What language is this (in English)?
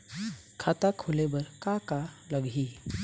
Chhattisgarhi